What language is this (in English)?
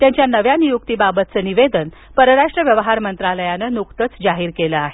Marathi